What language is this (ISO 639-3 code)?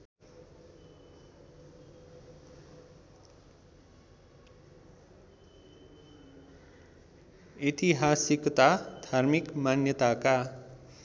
nep